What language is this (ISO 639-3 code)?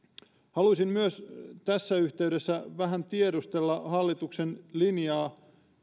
fin